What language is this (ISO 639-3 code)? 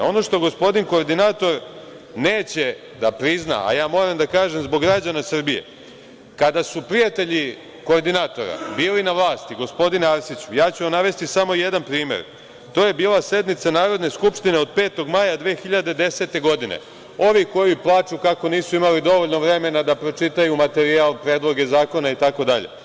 srp